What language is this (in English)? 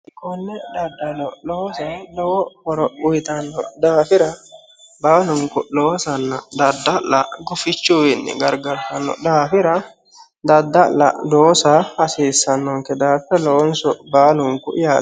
Sidamo